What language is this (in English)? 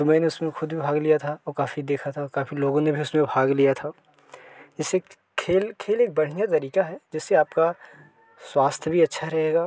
Hindi